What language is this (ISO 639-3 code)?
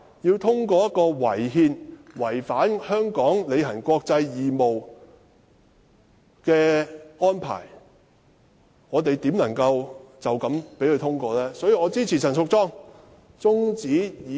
yue